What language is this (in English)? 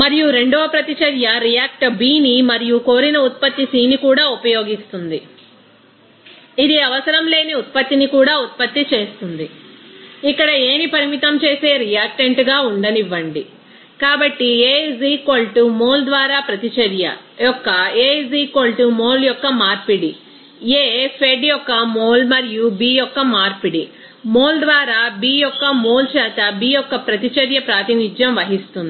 Telugu